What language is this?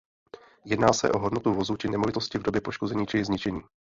Czech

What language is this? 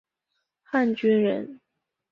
Chinese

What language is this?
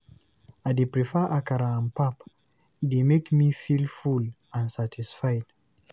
Nigerian Pidgin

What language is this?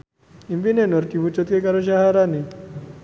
Javanese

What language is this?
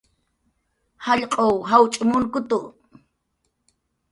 Jaqaru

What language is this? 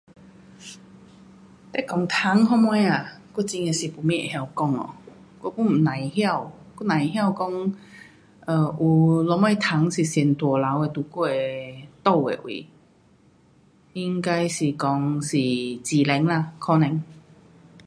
Pu-Xian Chinese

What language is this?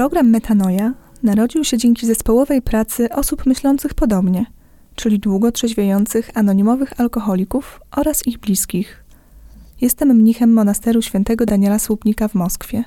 Polish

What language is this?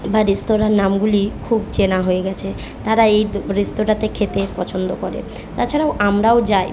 Bangla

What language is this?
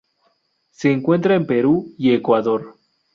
Spanish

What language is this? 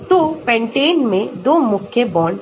Hindi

